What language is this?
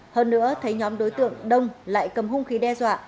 Vietnamese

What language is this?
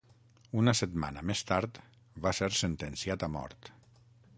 Catalan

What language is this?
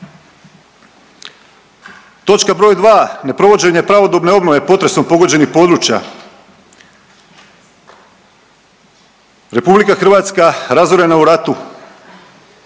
Croatian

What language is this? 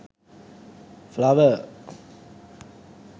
Sinhala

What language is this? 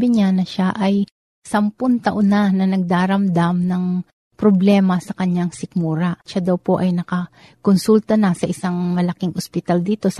Filipino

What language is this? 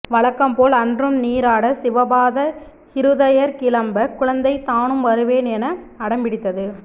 Tamil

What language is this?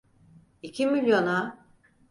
Turkish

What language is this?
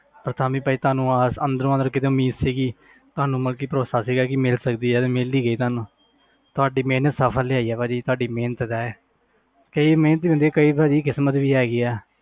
Punjabi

